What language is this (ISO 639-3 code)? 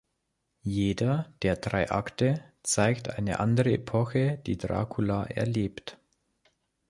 deu